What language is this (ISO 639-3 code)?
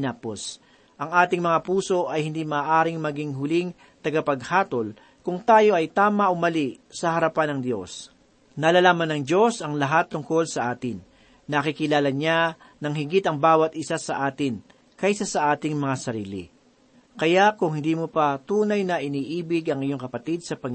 fil